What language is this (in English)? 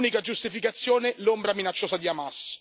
Italian